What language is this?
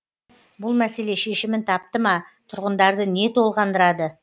Kazakh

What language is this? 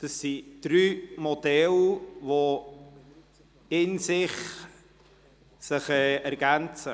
Swiss German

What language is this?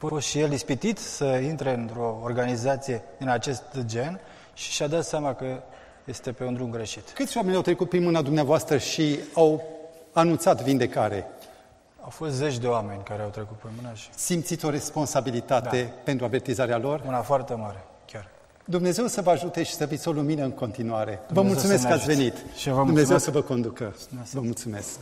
Romanian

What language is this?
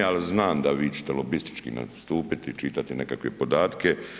Croatian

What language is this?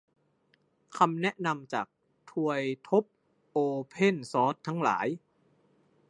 Thai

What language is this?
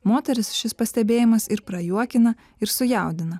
Lithuanian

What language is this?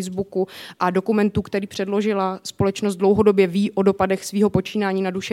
Czech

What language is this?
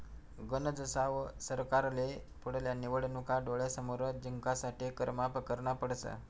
Marathi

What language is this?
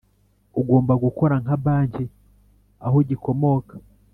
Kinyarwanda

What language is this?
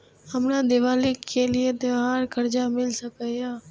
Maithili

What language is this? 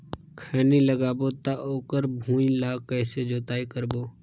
Chhattisgarhi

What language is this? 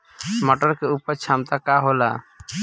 Bhojpuri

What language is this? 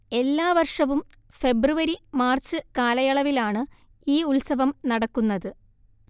Malayalam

